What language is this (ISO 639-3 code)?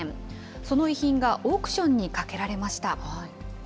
jpn